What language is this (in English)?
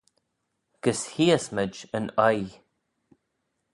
Manx